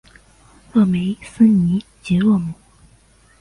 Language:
Chinese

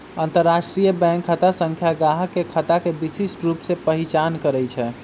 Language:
Magahi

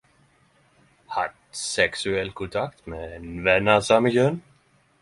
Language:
Norwegian Nynorsk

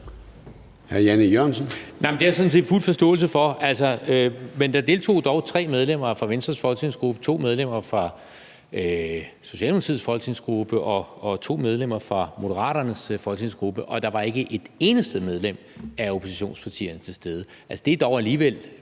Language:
Danish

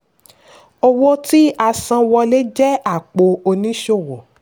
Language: Yoruba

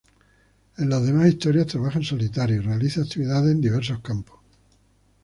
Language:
Spanish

